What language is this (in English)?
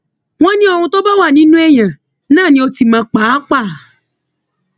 Yoruba